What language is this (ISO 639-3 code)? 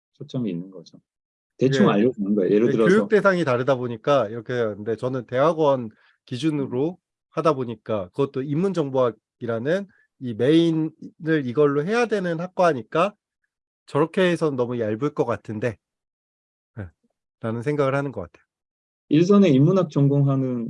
kor